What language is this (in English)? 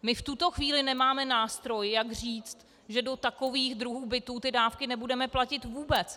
Czech